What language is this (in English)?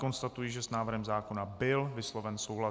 Czech